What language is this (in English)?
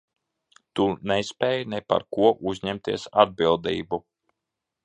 Latvian